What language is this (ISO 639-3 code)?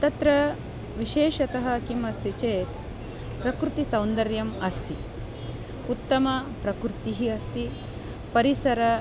san